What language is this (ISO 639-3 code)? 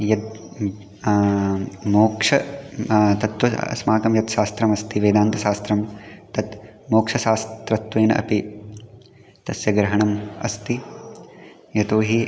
san